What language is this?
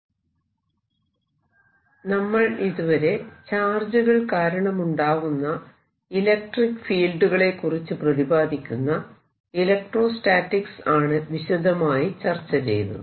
Malayalam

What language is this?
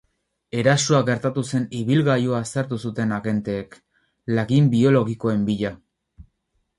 Basque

